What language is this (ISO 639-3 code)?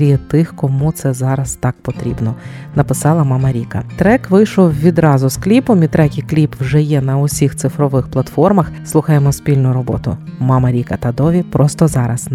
ukr